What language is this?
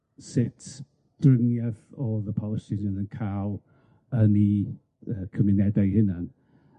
Welsh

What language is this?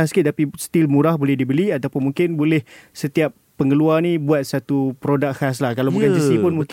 Malay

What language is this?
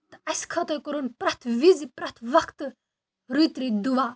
Kashmiri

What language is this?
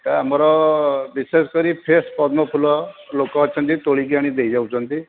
Odia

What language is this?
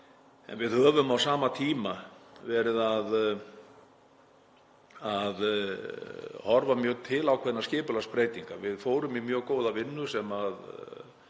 Icelandic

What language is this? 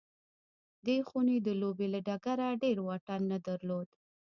Pashto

